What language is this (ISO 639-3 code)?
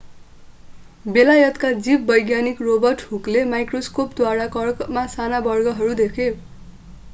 nep